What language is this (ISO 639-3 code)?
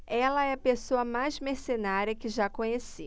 por